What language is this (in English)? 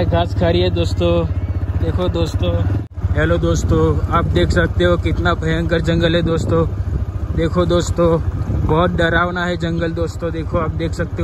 Hindi